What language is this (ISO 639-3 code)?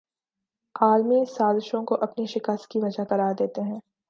urd